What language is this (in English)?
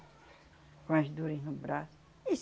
Portuguese